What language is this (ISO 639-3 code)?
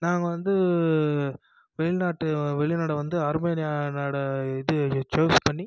tam